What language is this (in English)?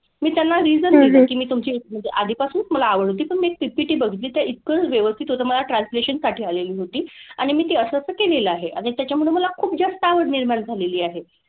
Marathi